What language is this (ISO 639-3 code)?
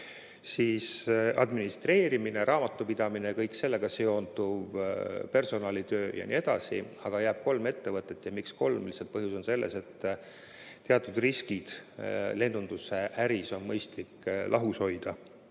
est